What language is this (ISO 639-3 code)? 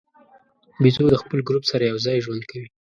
pus